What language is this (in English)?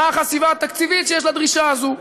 Hebrew